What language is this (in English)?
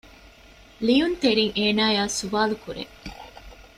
Divehi